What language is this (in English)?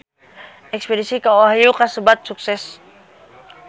Sundanese